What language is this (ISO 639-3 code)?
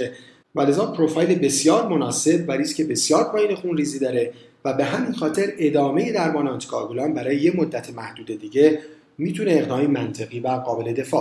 fas